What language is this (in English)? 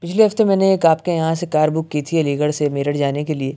Urdu